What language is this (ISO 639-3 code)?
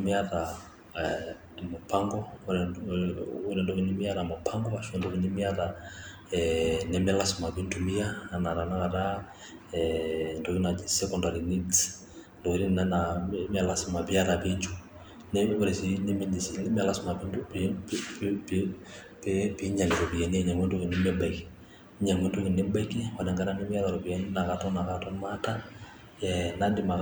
mas